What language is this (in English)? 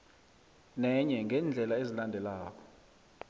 South Ndebele